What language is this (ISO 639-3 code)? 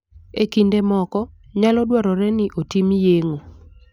luo